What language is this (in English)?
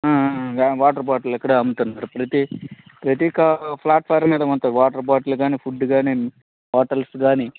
Telugu